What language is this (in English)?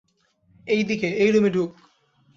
Bangla